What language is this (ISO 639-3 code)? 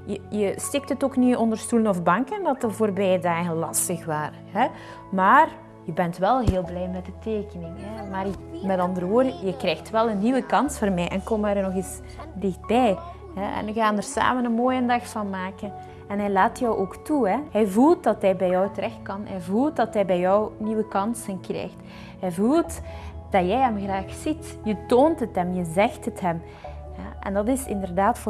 nld